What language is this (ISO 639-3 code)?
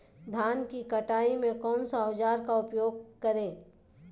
mag